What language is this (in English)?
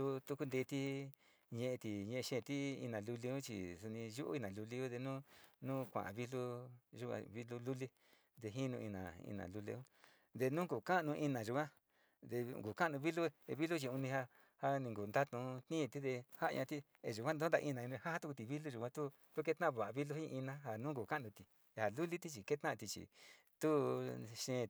Sinicahua Mixtec